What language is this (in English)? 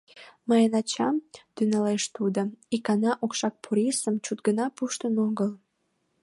Mari